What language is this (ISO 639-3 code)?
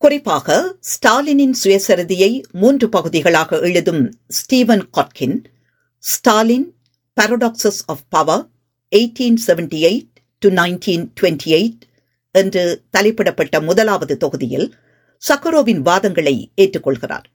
tam